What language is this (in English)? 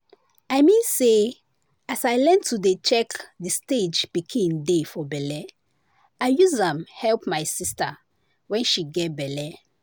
Nigerian Pidgin